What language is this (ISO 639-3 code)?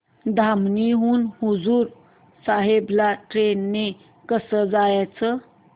mar